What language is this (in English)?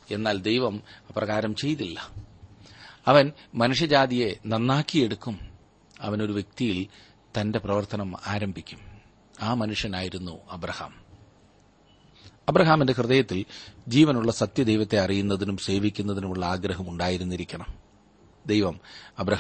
Malayalam